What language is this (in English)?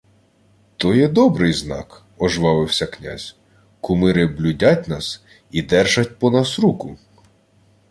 Ukrainian